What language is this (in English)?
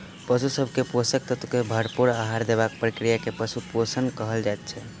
Maithili